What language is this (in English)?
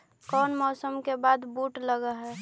Magahi